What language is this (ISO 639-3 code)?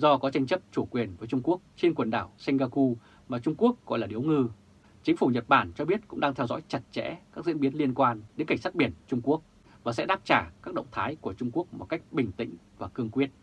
vie